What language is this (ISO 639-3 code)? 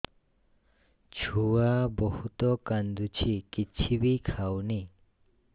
ori